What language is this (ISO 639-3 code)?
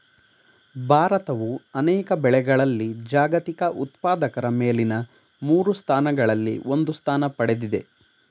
kan